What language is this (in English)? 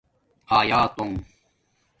Domaaki